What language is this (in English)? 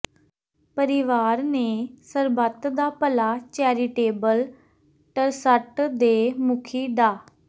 Punjabi